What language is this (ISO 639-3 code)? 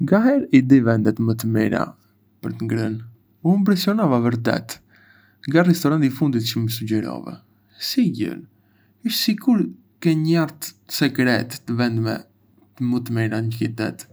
aae